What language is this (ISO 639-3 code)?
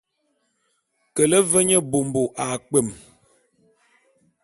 bum